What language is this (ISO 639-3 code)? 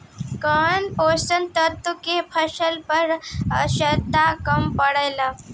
bho